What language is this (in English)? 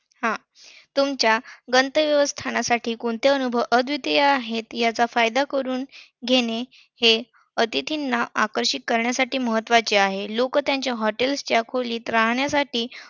Marathi